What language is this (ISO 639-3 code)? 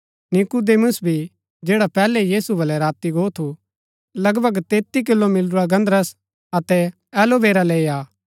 gbk